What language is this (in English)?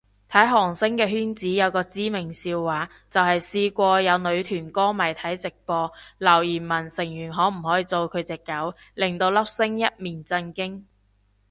Cantonese